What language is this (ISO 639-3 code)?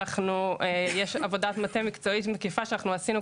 heb